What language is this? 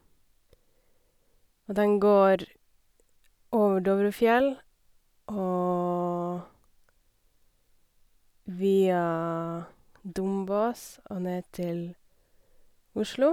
Norwegian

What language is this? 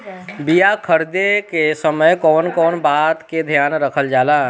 Bhojpuri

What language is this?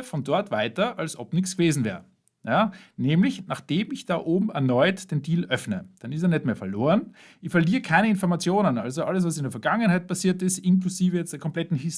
German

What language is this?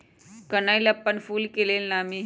Magahi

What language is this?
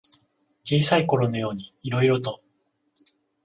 Japanese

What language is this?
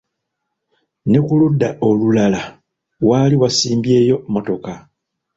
Ganda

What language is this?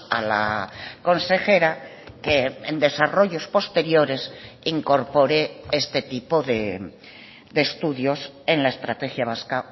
Spanish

